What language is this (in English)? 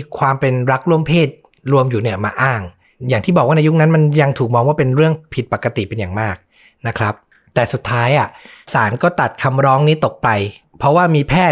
Thai